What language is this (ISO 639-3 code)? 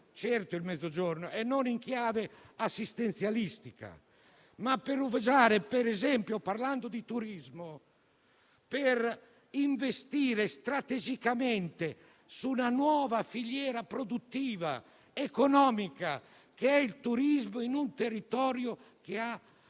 ita